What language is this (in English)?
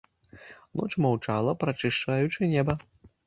Belarusian